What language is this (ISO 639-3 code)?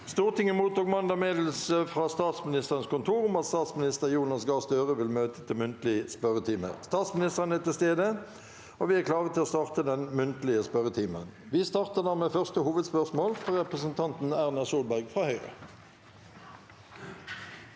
nor